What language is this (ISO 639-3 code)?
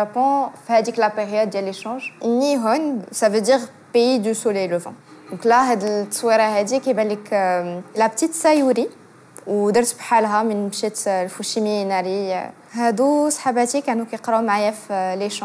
ara